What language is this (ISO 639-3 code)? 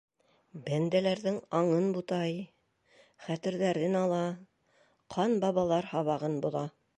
bak